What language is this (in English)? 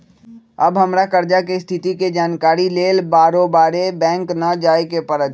Magahi